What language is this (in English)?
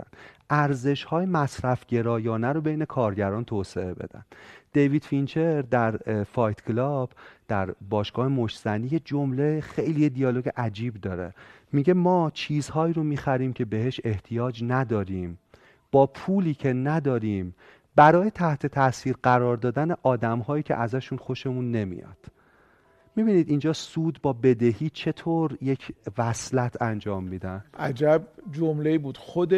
Persian